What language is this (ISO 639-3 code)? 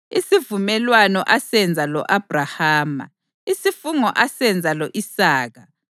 nde